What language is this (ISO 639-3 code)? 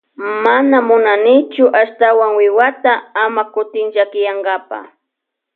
qvj